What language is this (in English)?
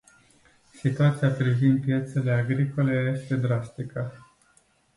Romanian